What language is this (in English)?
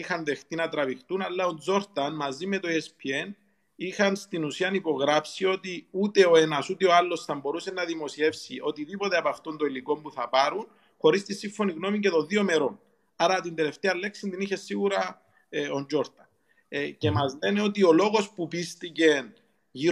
Greek